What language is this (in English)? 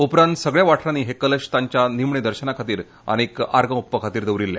Konkani